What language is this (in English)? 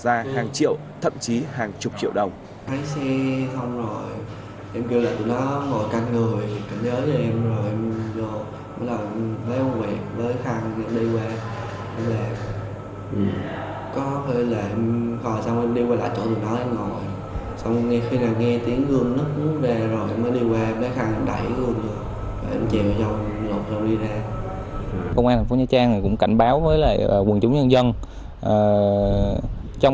Vietnamese